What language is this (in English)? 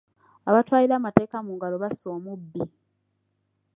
Ganda